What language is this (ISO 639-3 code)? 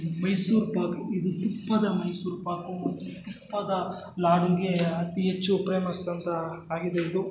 kan